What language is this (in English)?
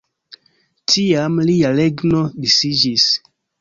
Esperanto